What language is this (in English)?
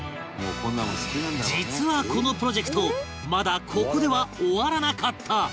Japanese